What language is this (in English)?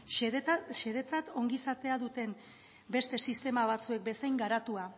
Basque